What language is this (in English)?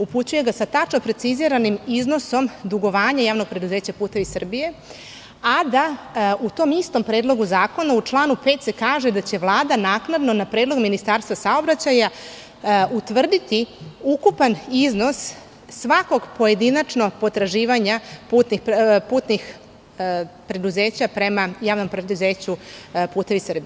Serbian